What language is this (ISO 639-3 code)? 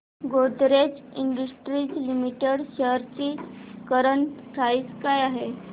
mar